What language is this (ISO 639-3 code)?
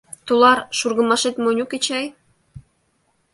chm